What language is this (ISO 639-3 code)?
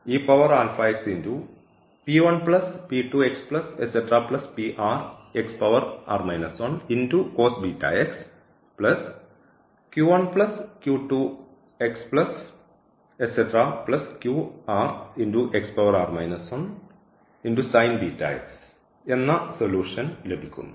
mal